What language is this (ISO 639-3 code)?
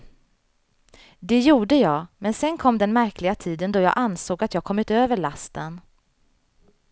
swe